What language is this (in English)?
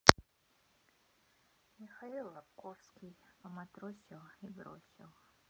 Russian